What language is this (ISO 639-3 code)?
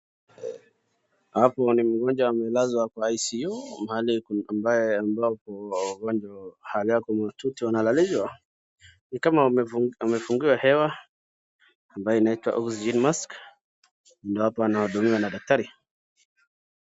swa